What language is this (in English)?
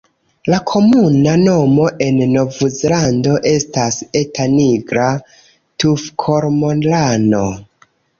Esperanto